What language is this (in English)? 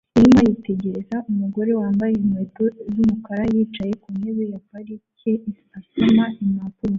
Kinyarwanda